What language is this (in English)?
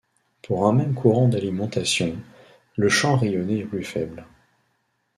French